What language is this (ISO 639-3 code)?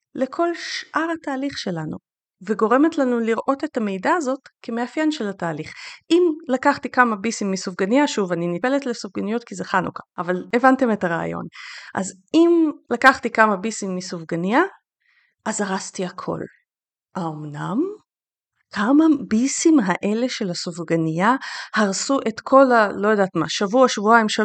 heb